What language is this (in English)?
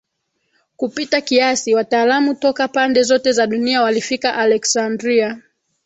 Swahili